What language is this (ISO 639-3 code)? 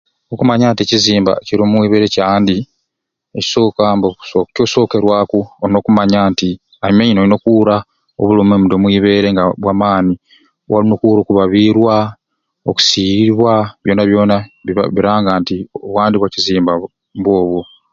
ruc